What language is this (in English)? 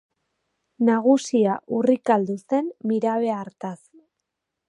Basque